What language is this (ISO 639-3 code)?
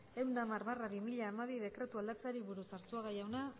eus